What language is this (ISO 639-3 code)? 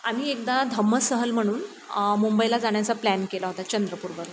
mar